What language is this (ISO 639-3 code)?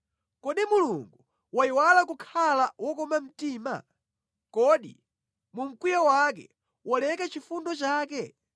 nya